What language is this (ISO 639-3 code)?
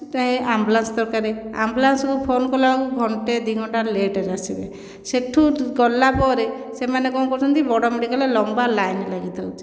ori